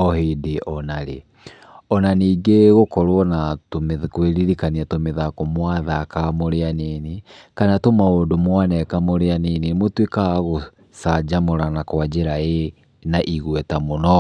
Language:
Kikuyu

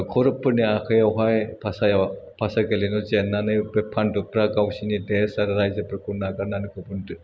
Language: Bodo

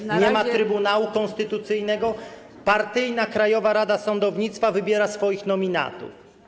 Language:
Polish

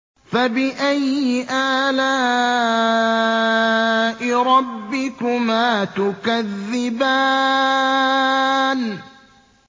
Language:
Arabic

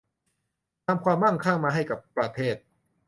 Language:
Thai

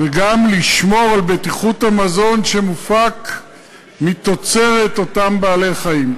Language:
Hebrew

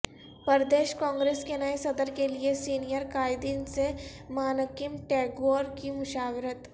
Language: Urdu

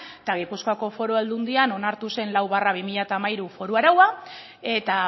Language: Basque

